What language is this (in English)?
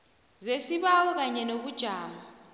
South Ndebele